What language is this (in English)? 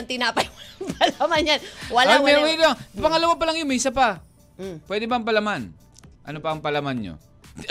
Filipino